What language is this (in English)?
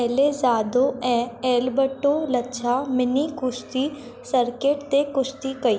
Sindhi